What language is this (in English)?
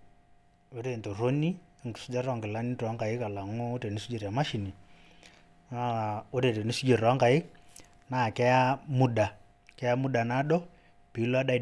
Masai